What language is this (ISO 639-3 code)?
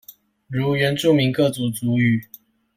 zho